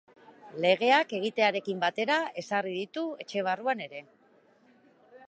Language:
Basque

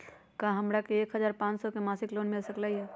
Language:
Magahi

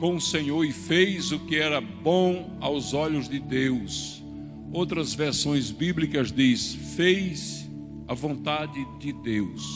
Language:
Portuguese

